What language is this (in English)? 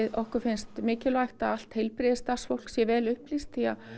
Icelandic